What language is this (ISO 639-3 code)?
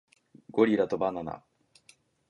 jpn